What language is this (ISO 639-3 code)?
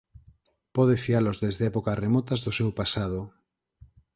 glg